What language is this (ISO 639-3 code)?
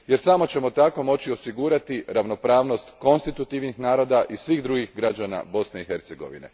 hrv